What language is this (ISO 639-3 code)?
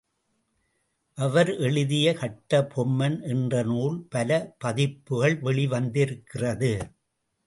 tam